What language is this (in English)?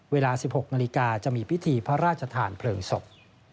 Thai